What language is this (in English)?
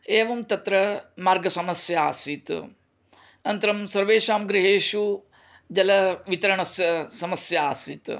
Sanskrit